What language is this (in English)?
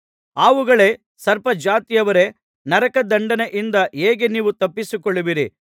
Kannada